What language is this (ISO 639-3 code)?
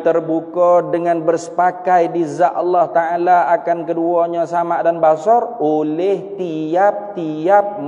msa